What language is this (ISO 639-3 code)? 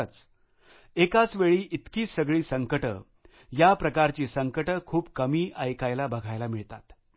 mar